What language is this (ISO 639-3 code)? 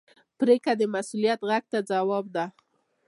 pus